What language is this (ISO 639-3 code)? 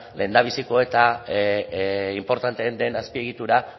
eus